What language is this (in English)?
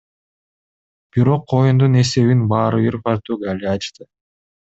Kyrgyz